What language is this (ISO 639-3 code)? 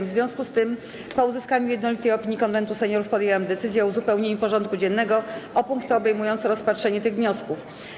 pol